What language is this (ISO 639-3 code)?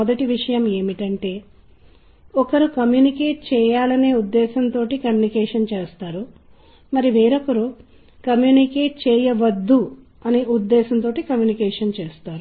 tel